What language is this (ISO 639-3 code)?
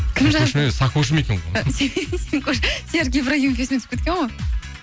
kaz